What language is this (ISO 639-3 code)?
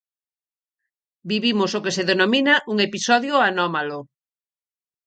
glg